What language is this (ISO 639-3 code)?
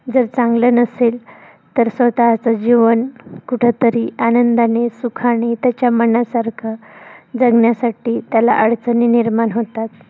mar